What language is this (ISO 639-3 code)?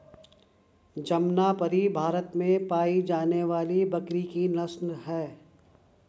hin